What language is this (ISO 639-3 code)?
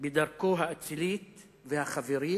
heb